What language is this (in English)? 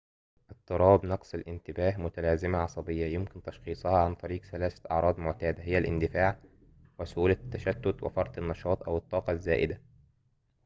Arabic